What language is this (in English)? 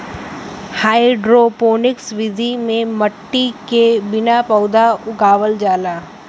Bhojpuri